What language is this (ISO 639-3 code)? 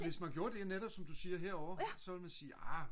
dan